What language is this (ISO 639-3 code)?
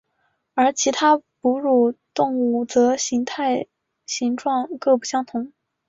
zho